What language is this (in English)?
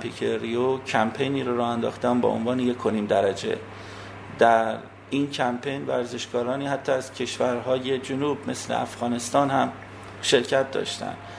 Persian